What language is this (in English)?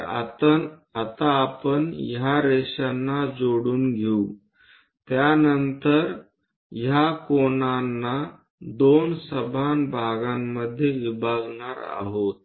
Marathi